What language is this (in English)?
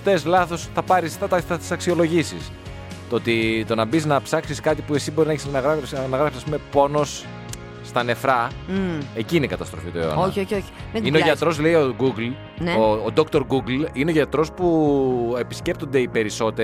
Greek